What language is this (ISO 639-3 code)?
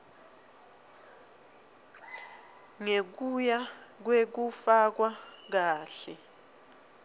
ssw